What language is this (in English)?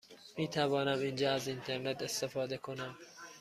Persian